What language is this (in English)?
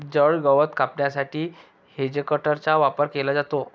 Marathi